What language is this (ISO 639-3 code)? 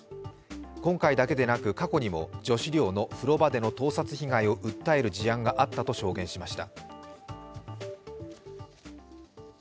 jpn